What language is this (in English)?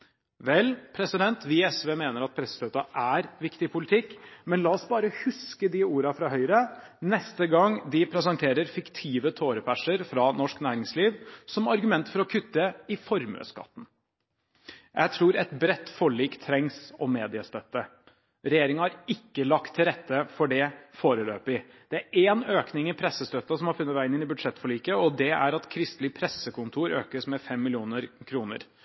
Norwegian Bokmål